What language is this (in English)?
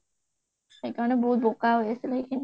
Assamese